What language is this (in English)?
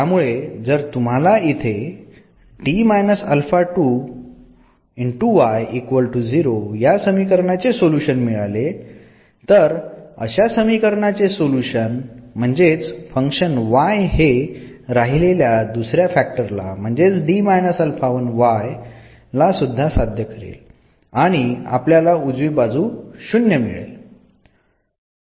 Marathi